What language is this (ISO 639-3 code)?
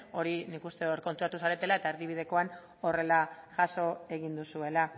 eus